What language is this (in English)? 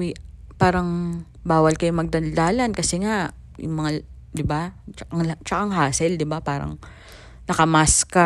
Filipino